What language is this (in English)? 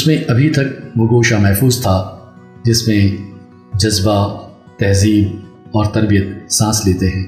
Urdu